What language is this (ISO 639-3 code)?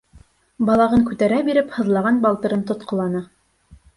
bak